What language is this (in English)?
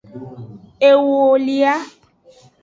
Aja (Benin)